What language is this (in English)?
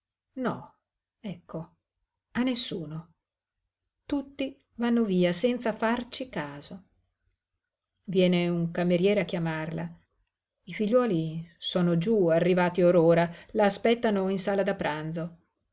Italian